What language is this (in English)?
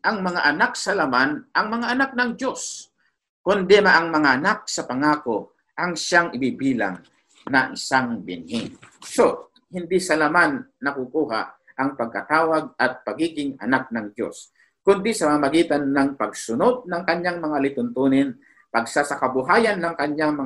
Filipino